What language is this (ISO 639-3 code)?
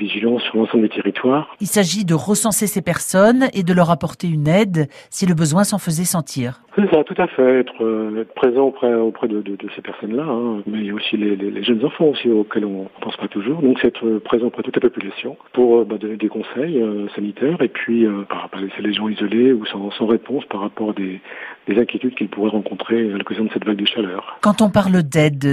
fra